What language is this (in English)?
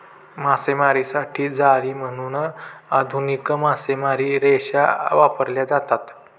Marathi